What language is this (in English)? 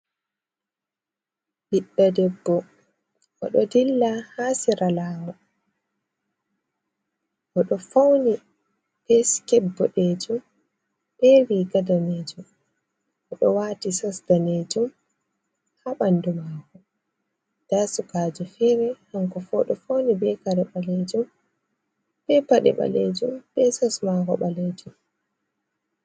Fula